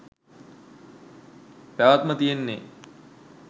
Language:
Sinhala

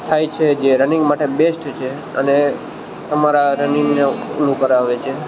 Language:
Gujarati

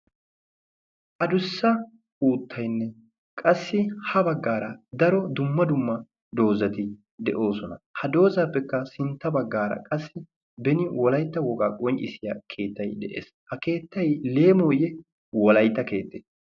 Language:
Wolaytta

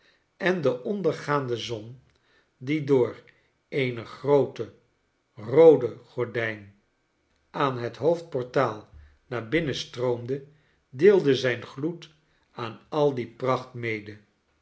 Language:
Dutch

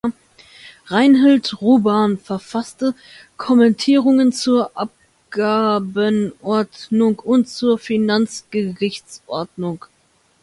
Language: German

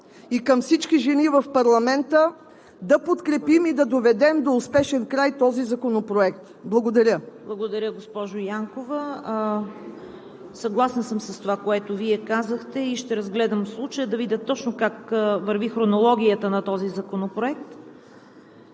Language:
Bulgarian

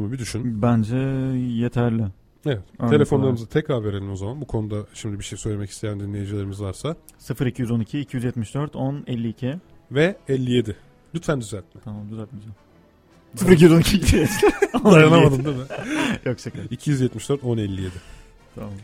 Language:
Turkish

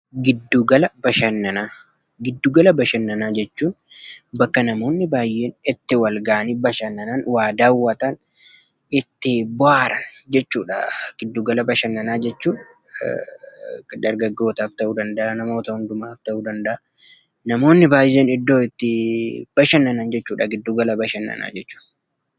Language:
Oromo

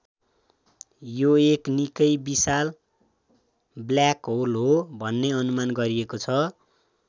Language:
Nepali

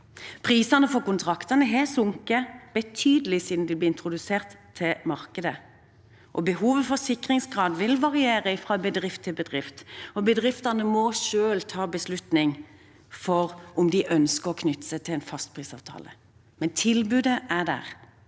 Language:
Norwegian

